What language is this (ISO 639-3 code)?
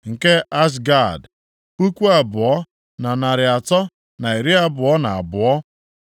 ibo